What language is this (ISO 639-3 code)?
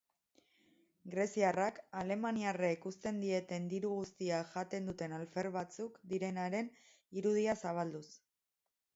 eus